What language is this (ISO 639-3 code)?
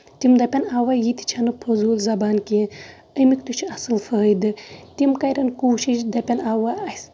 kas